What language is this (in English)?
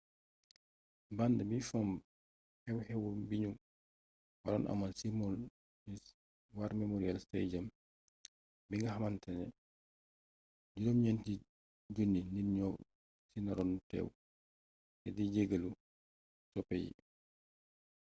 Wolof